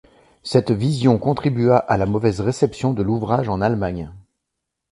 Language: French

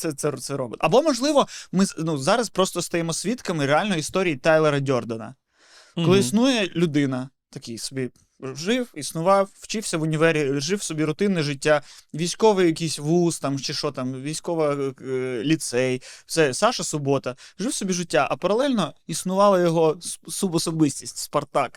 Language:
Ukrainian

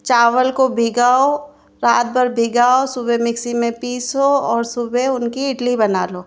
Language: Hindi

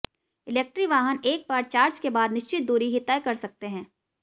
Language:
Hindi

